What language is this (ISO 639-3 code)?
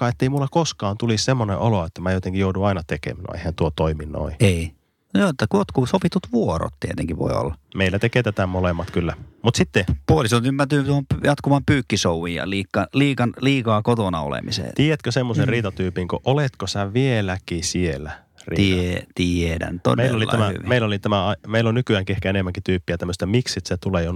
fin